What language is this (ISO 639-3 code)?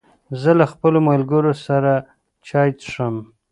pus